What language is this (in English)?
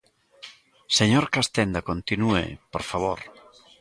Galician